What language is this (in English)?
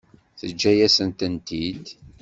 Kabyle